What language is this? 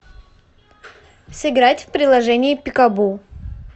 Russian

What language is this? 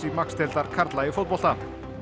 Icelandic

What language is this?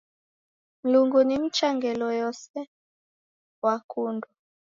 Taita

